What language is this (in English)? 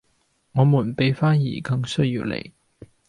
Cantonese